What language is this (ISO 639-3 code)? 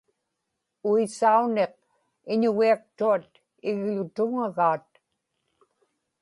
ipk